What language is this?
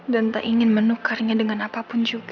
Indonesian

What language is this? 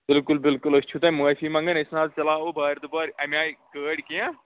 Kashmiri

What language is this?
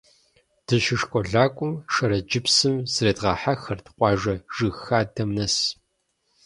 Kabardian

